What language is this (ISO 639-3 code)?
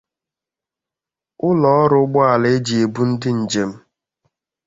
ibo